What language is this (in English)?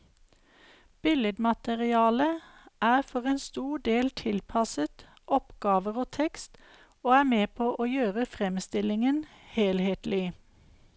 Norwegian